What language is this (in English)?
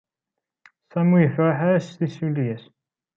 Kabyle